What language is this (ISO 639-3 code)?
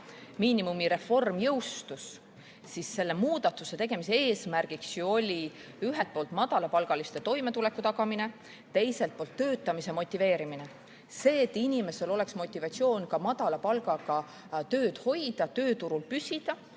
est